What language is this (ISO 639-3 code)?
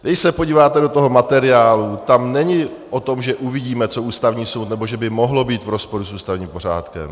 ces